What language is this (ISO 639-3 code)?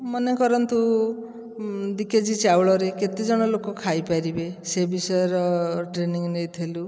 ori